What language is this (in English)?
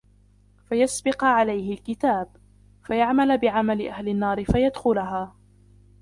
Arabic